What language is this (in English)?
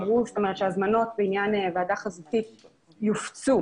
Hebrew